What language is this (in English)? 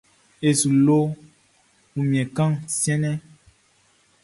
Baoulé